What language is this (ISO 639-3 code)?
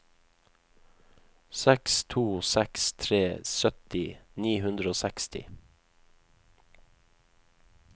nor